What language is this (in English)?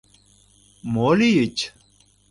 Mari